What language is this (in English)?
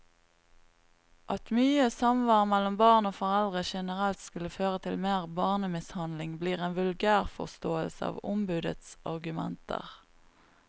Norwegian